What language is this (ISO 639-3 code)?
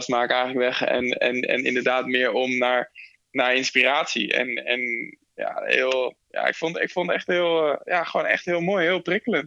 nld